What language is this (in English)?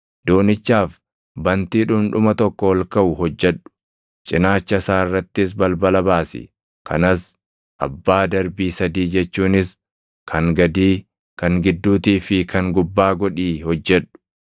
Oromo